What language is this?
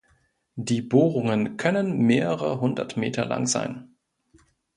German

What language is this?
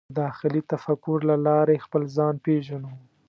Pashto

